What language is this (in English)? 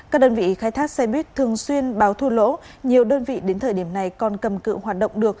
Vietnamese